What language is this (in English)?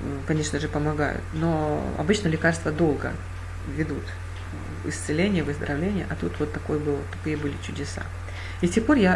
Russian